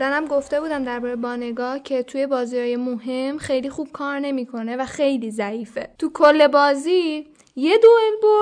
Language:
Persian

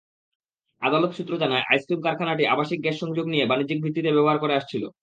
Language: Bangla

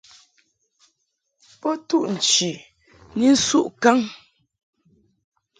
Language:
Mungaka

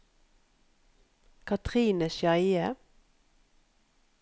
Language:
Norwegian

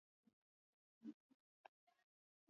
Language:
Swahili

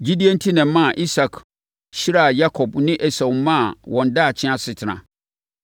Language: Akan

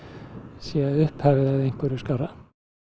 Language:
Icelandic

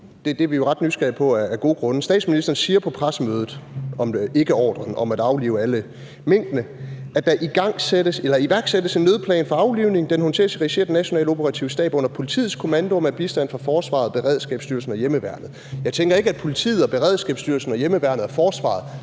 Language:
Danish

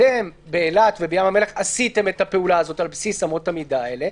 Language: Hebrew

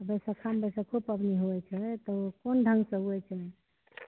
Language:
Maithili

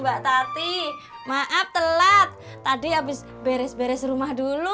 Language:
Indonesian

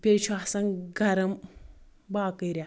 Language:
Kashmiri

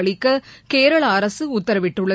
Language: Tamil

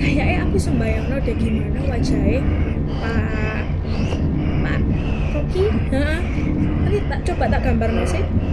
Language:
Indonesian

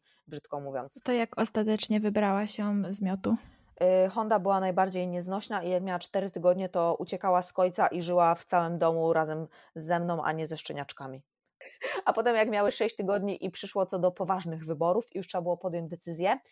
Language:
Polish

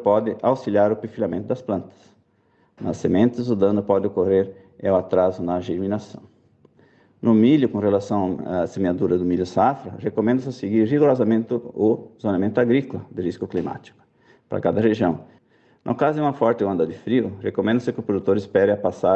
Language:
Portuguese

